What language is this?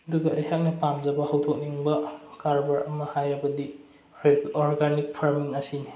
Manipuri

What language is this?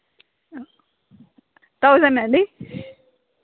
Telugu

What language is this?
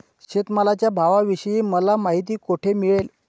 Marathi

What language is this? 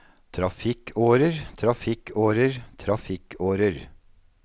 Norwegian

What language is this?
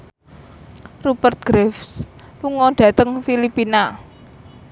Javanese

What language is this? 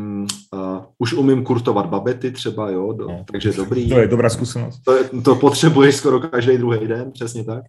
Czech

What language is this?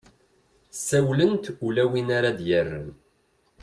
Kabyle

